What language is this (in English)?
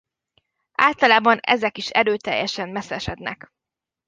Hungarian